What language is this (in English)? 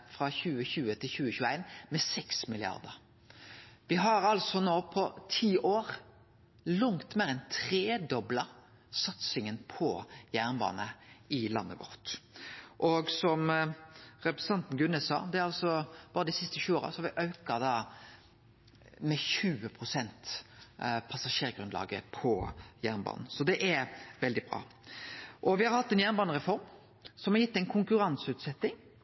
Norwegian Nynorsk